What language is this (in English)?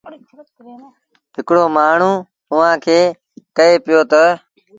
Sindhi Bhil